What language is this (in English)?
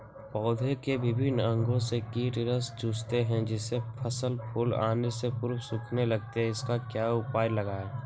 Magahi